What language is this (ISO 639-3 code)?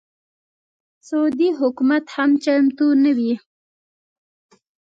pus